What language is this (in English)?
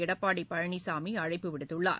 Tamil